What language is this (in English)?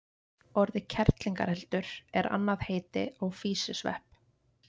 Icelandic